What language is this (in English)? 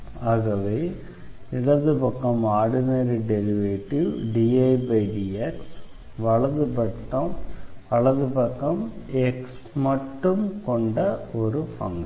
Tamil